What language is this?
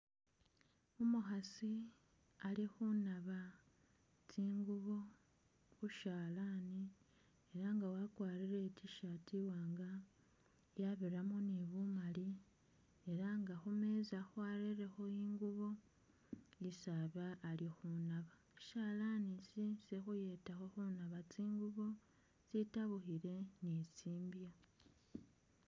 Masaaba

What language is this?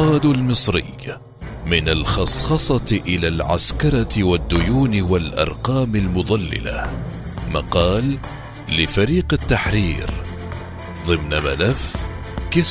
Arabic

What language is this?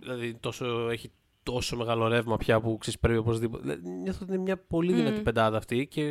Greek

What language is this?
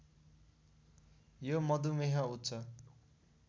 Nepali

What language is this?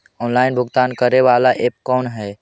Magahi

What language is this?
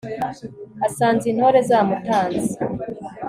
Kinyarwanda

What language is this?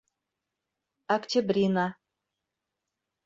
Bashkir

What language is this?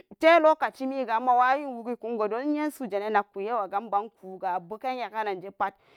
Samba Daka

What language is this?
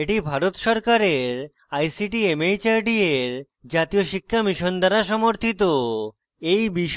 Bangla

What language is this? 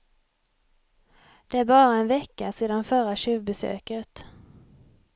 Swedish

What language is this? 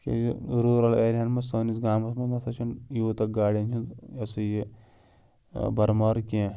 Kashmiri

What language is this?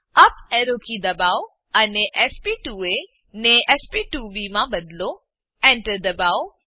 Gujarati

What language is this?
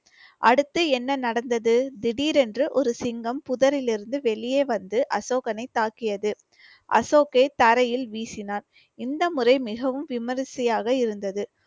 Tamil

